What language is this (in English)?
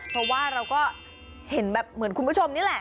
Thai